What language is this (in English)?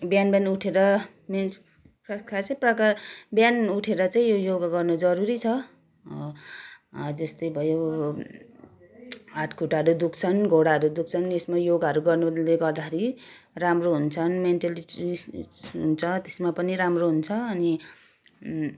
Nepali